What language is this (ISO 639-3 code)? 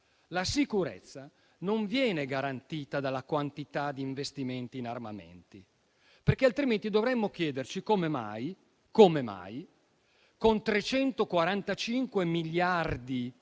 ita